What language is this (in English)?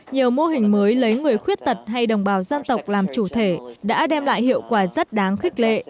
Vietnamese